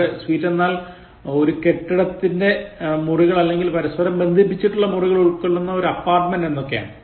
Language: Malayalam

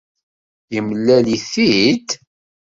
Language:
Kabyle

